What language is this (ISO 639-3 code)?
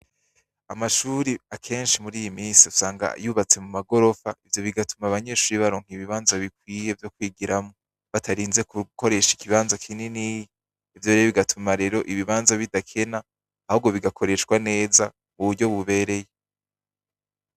run